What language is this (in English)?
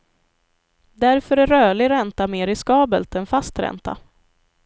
Swedish